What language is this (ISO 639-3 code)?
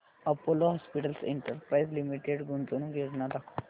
mar